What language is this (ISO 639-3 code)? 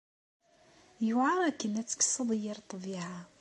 kab